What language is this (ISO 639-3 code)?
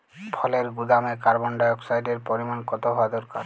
ben